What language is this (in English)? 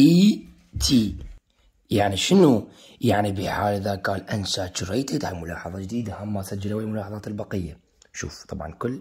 Arabic